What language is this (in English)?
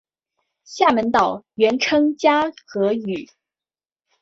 Chinese